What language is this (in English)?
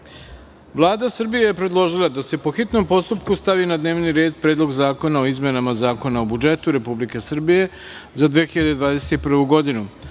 Serbian